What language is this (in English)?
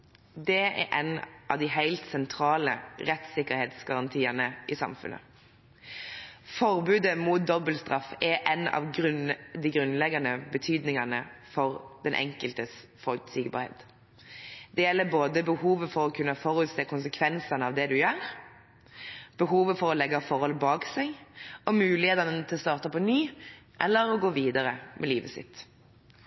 Norwegian Bokmål